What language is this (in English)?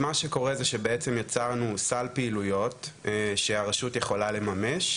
Hebrew